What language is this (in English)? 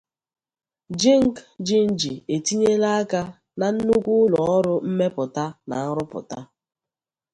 Igbo